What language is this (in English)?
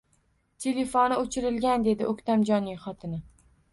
Uzbek